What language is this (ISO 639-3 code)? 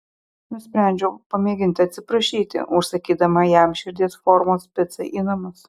lit